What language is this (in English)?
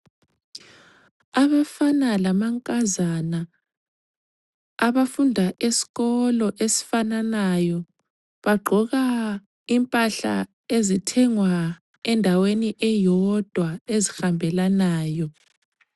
North Ndebele